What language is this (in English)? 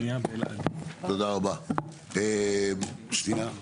Hebrew